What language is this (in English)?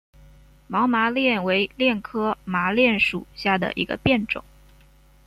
Chinese